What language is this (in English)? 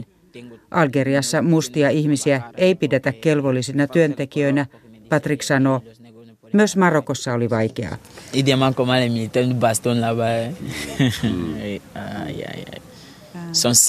Finnish